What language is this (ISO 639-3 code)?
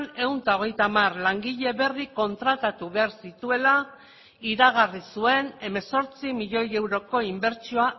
eus